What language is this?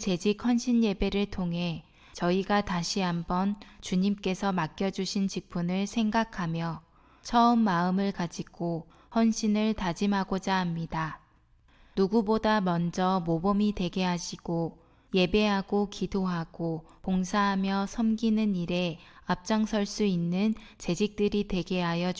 Korean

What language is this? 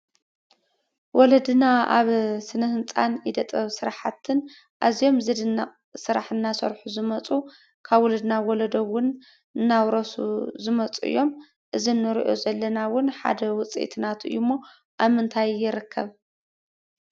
Tigrinya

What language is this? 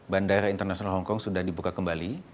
Indonesian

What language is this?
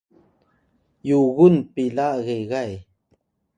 Atayal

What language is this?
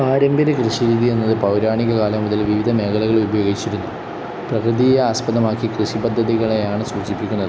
Malayalam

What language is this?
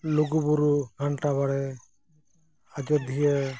Santali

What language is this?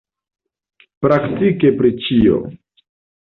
Esperanto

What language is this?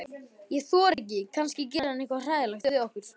Icelandic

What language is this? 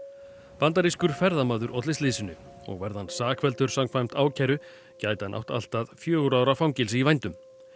Icelandic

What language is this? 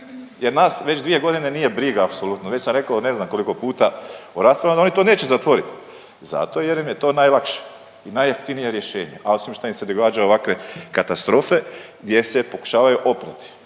Croatian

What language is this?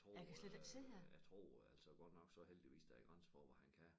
Danish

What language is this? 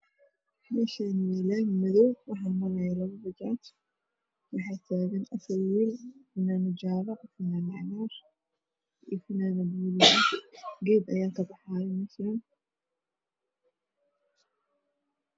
Somali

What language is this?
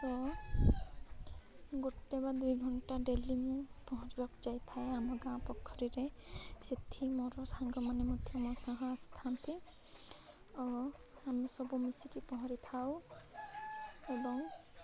Odia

